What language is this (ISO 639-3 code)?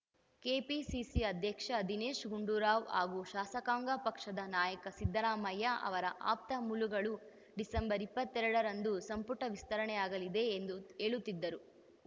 kan